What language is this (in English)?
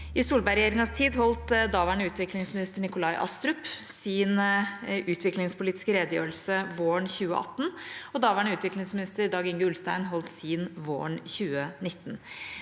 Norwegian